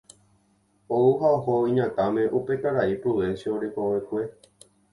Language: Guarani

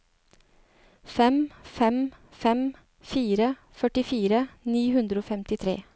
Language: Norwegian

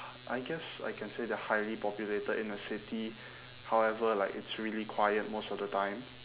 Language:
English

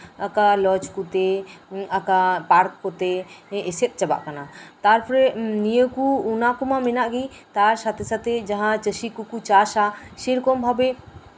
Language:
Santali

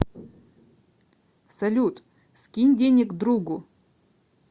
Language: Russian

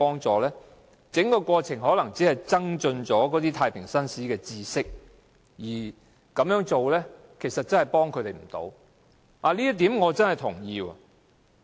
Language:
Cantonese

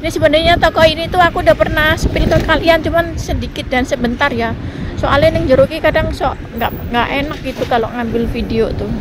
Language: Indonesian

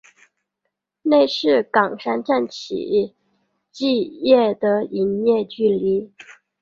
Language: Chinese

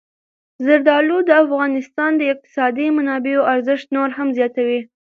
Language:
Pashto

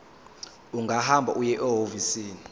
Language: Zulu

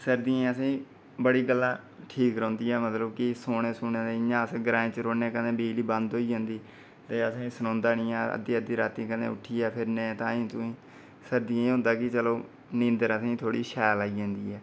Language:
Dogri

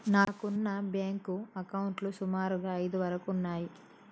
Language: Telugu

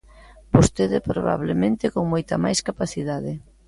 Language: Galician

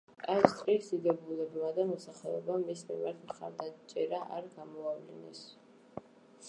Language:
Georgian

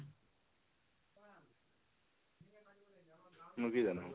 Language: Assamese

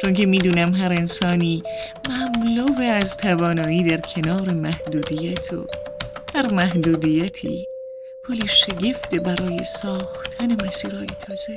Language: Persian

